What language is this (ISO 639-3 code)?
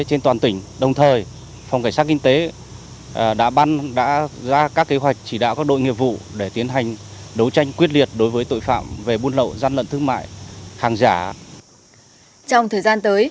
vie